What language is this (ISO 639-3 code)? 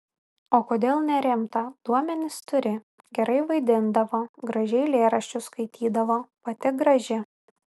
lit